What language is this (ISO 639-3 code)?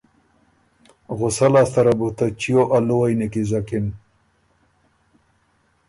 oru